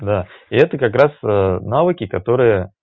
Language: Russian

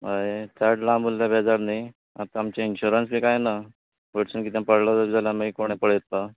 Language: Konkani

